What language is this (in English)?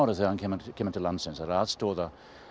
Icelandic